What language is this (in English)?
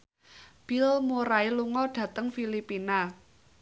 Javanese